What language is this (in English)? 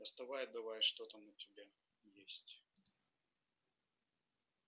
Russian